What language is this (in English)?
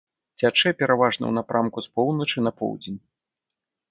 Belarusian